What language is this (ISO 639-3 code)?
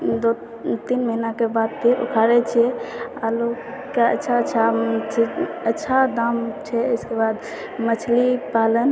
mai